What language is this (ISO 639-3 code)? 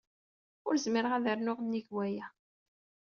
kab